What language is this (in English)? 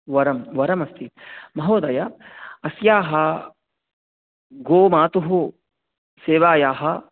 Sanskrit